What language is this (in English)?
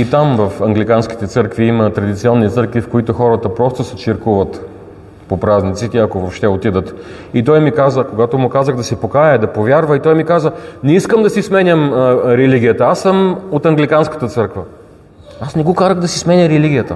Bulgarian